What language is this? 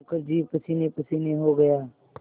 Hindi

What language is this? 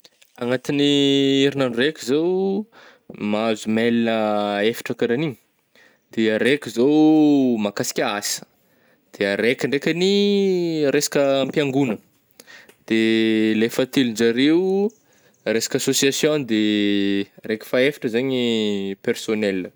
Northern Betsimisaraka Malagasy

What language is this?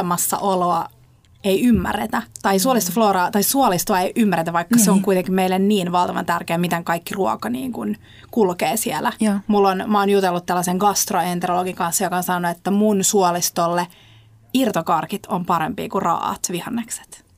Finnish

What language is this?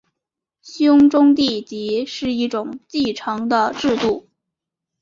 Chinese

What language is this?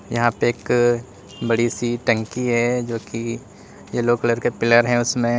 Hindi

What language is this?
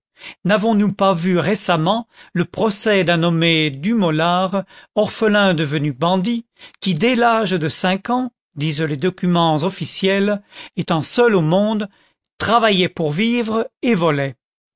French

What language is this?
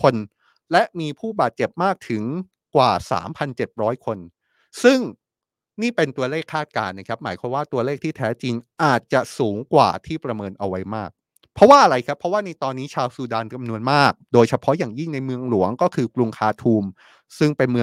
Thai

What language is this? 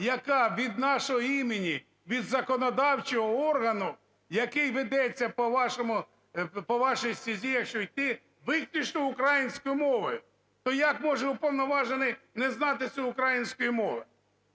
Ukrainian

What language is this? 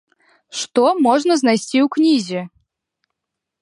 Belarusian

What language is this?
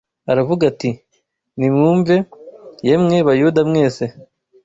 Kinyarwanda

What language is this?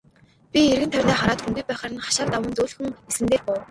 Mongolian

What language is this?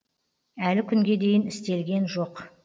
Kazakh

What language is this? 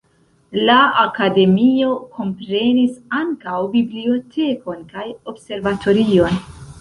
Esperanto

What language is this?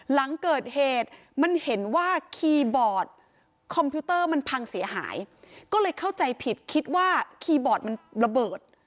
Thai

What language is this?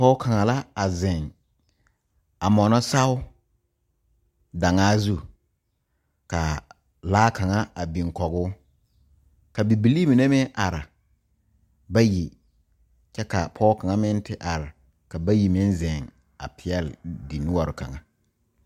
Southern Dagaare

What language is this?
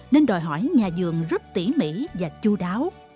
Vietnamese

